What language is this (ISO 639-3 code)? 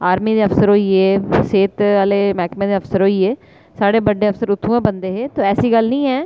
doi